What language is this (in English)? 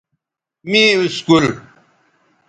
Bateri